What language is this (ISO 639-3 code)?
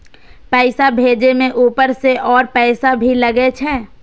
mai